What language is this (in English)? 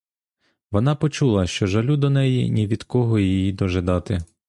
Ukrainian